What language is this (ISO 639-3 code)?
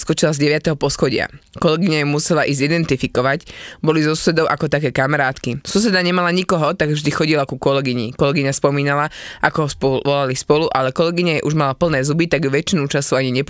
slk